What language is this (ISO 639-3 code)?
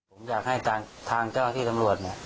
tha